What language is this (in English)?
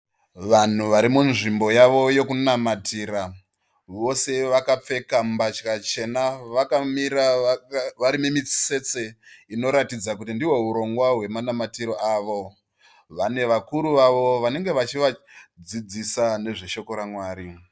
Shona